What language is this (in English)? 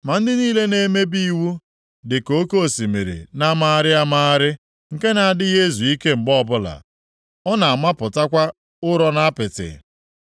Igbo